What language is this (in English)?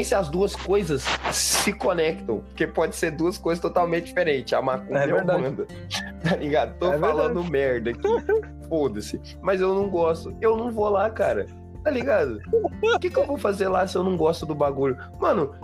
Portuguese